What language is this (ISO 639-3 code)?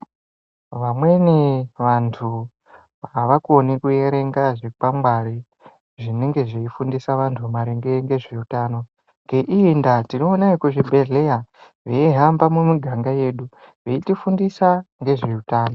ndc